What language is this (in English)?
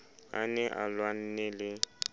Southern Sotho